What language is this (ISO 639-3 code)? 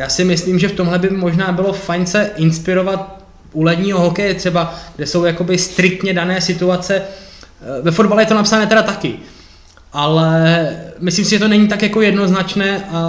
ces